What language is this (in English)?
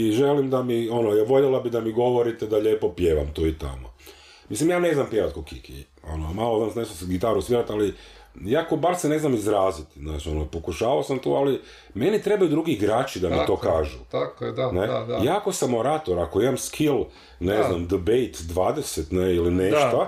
Croatian